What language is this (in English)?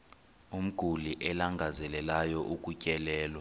Xhosa